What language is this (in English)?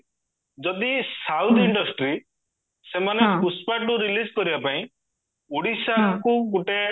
Odia